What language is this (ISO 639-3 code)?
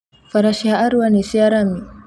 kik